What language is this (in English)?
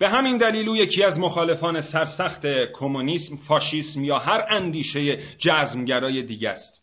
Persian